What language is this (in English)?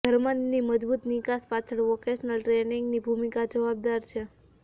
Gujarati